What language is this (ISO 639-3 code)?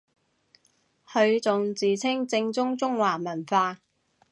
yue